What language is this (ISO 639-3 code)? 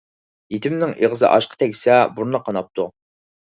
uig